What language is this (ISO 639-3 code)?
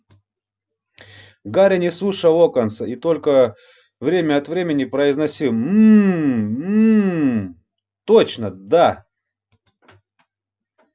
rus